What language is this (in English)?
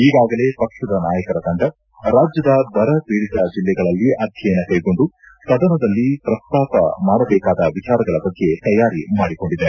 Kannada